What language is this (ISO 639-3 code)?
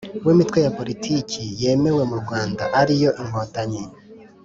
kin